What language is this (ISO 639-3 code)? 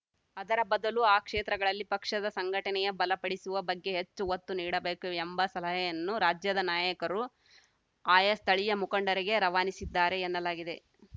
kan